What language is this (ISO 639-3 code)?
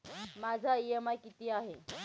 mar